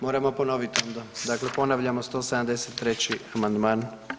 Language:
Croatian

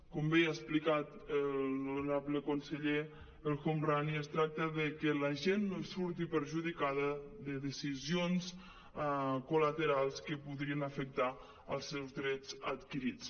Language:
Catalan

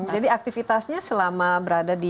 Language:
Indonesian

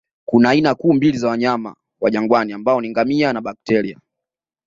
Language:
Swahili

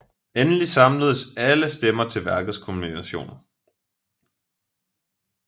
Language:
Danish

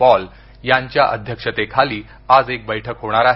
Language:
Marathi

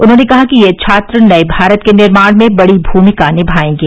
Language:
Hindi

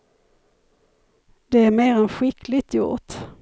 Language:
Swedish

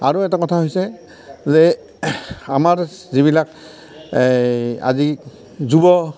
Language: Assamese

